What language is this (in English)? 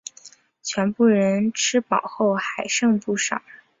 Chinese